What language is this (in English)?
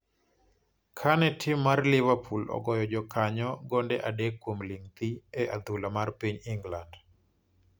Luo (Kenya and Tanzania)